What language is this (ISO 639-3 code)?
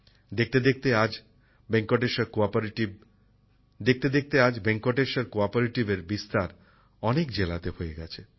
ben